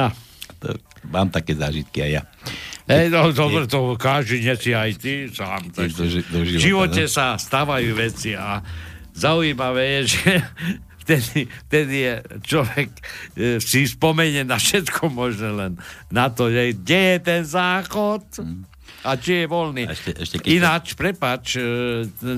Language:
Slovak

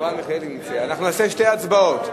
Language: Hebrew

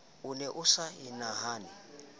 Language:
Southern Sotho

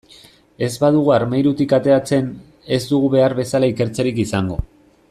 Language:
Basque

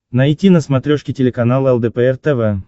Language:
Russian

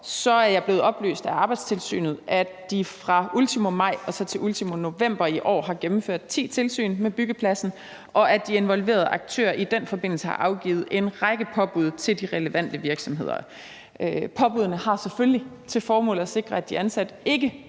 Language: Danish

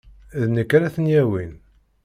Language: Kabyle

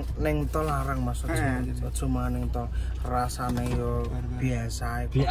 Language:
Indonesian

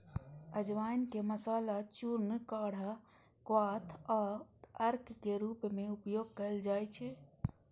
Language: Maithili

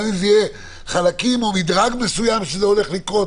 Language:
Hebrew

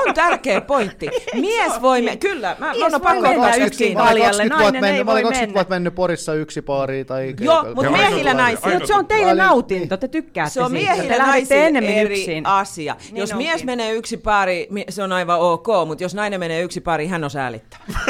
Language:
Finnish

